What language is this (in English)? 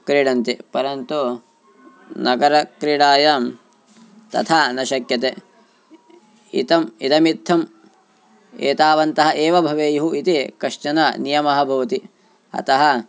Sanskrit